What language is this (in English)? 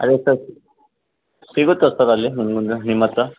Kannada